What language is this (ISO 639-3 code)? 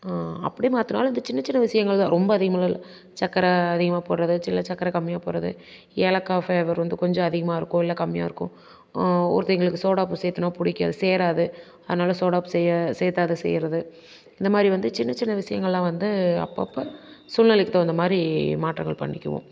tam